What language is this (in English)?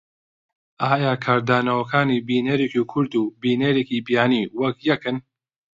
Central Kurdish